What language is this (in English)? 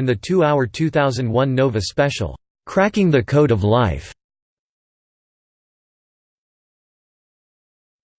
English